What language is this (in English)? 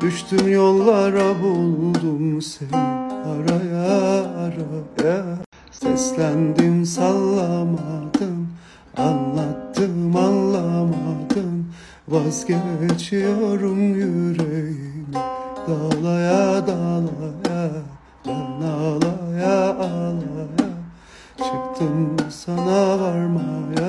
Turkish